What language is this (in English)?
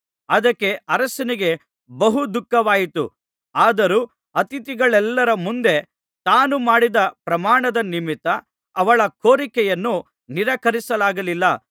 Kannada